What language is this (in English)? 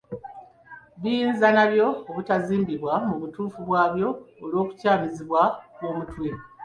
Ganda